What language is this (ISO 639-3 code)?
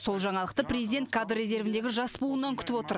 kaz